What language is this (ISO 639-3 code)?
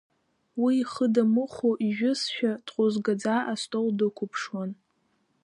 abk